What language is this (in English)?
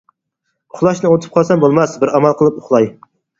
Uyghur